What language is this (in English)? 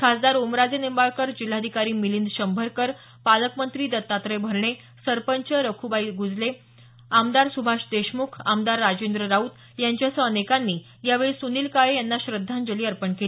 Marathi